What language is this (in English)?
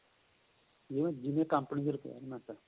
Punjabi